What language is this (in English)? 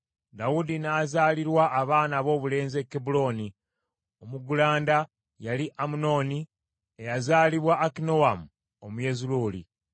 Ganda